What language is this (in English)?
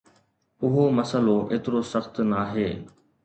Sindhi